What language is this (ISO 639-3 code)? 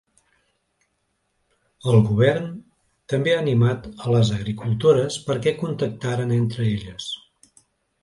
cat